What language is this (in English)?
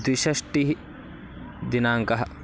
Sanskrit